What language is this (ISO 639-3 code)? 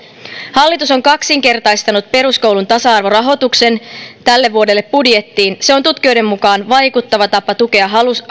fin